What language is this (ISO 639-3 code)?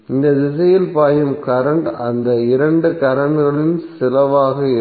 tam